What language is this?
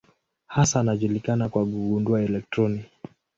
Swahili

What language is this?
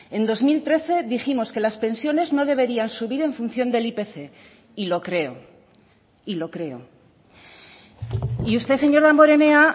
Spanish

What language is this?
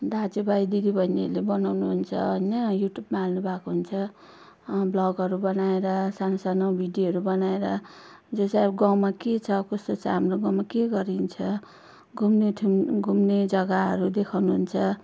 Nepali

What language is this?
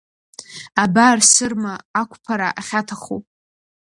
Abkhazian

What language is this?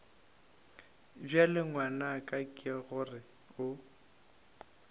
Northern Sotho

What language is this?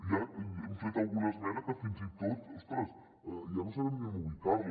Catalan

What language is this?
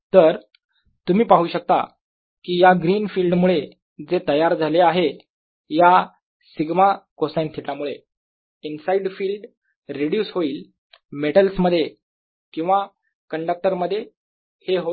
Marathi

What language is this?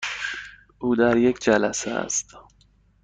Persian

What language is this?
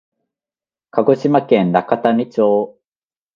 Japanese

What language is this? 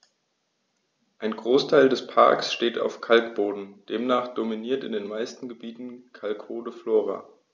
German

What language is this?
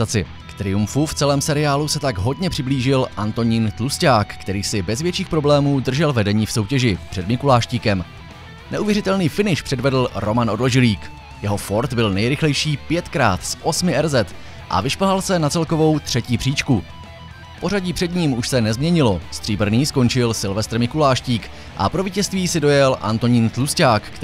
Czech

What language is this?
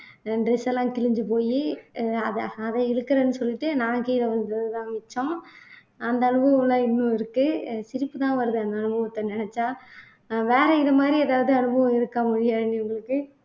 Tamil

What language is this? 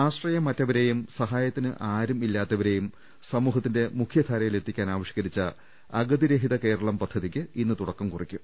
Malayalam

